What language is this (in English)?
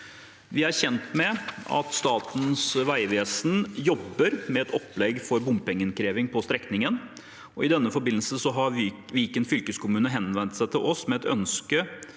Norwegian